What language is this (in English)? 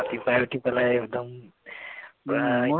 Assamese